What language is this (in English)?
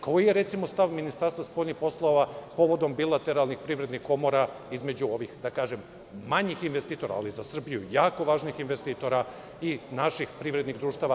Serbian